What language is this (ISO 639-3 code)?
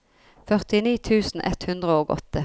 nor